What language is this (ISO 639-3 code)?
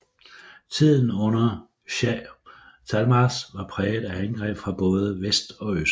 dan